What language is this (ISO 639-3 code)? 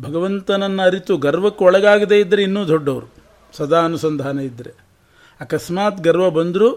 kan